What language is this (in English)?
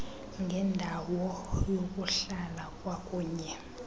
Xhosa